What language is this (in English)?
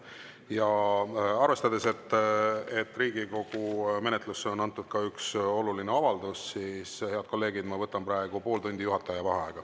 Estonian